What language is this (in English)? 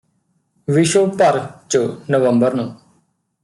Punjabi